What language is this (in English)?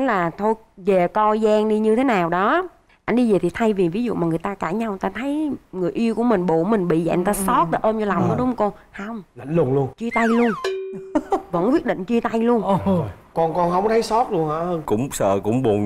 Vietnamese